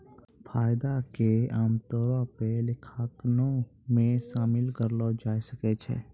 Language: Maithili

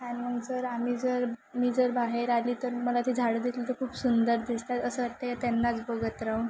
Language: Marathi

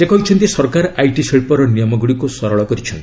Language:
Odia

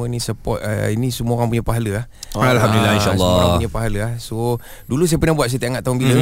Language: Malay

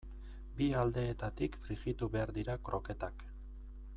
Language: Basque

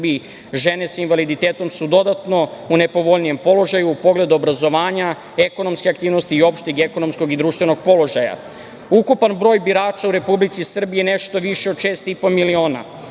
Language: Serbian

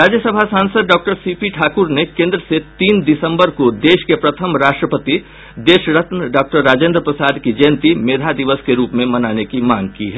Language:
Hindi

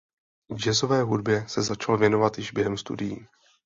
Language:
Czech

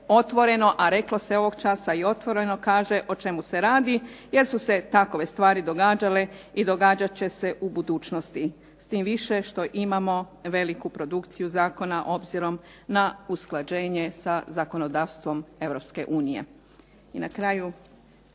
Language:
Croatian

